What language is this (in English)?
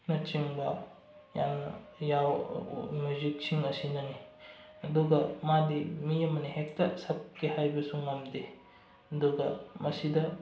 Manipuri